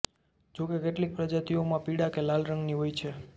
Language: Gujarati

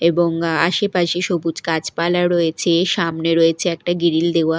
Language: Bangla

